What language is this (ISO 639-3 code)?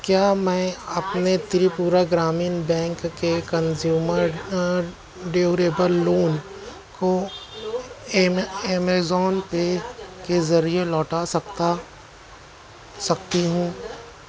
urd